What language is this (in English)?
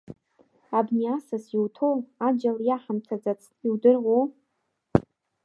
Abkhazian